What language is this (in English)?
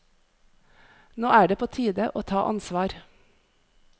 Norwegian